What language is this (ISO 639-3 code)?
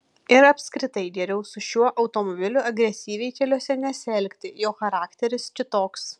lit